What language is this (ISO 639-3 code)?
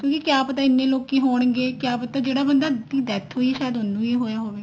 pan